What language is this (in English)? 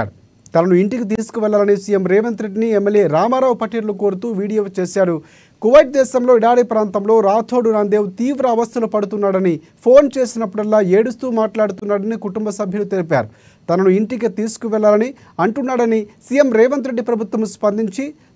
Telugu